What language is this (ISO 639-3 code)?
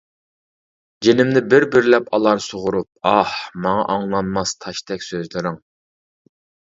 uig